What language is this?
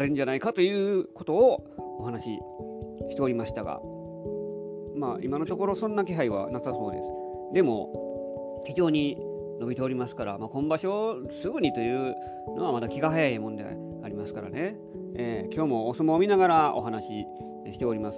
Japanese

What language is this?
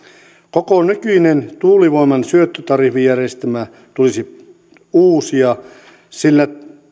Finnish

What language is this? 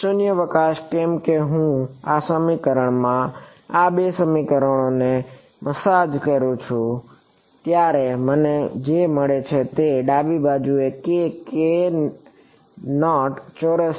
Gujarati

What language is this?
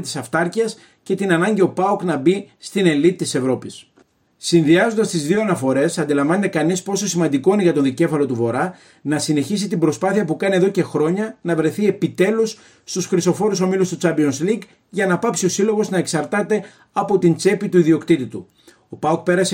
Greek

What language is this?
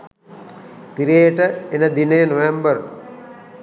Sinhala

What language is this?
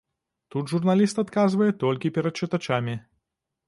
Belarusian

